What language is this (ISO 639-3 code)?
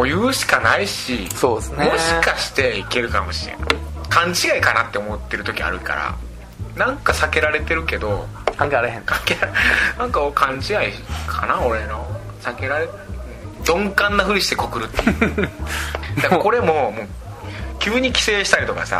jpn